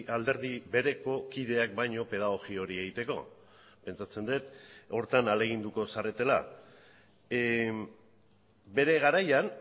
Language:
Basque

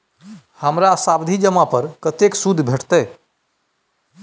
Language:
Maithili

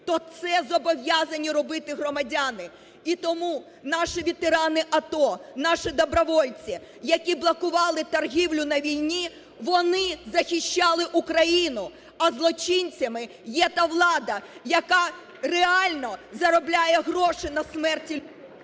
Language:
Ukrainian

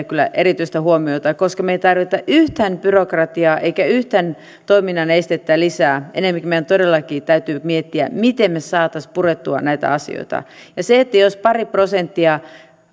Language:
Finnish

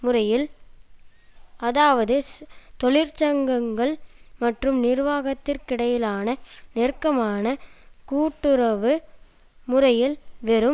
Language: Tamil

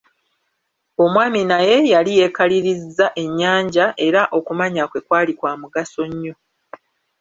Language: Ganda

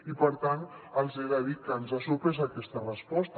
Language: Catalan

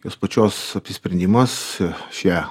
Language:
Lithuanian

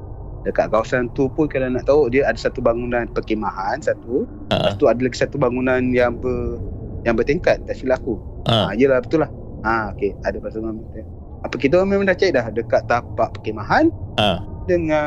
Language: Malay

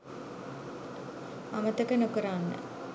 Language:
Sinhala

